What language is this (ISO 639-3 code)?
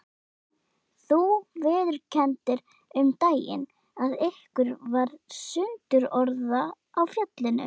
isl